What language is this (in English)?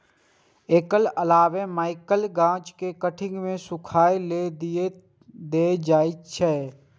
Maithili